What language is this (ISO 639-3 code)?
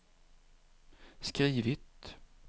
swe